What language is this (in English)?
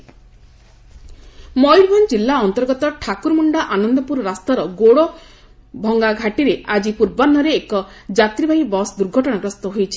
Odia